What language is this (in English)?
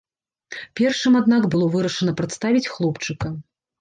Belarusian